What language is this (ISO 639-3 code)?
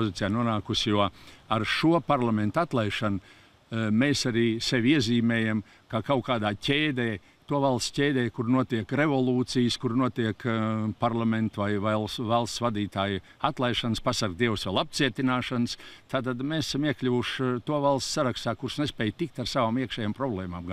lav